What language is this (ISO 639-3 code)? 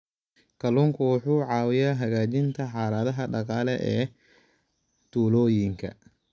som